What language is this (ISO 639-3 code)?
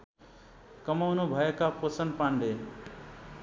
nep